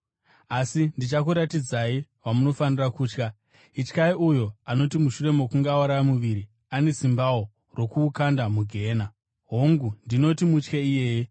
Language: Shona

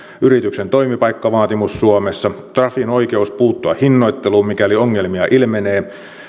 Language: Finnish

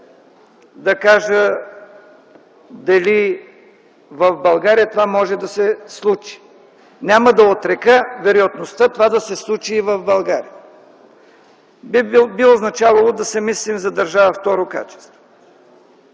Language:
Bulgarian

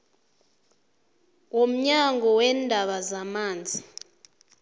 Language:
South Ndebele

